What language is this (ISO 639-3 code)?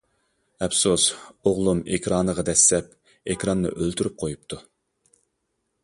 uig